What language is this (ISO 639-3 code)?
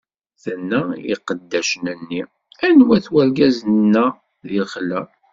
kab